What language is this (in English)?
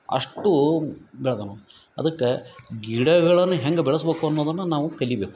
Kannada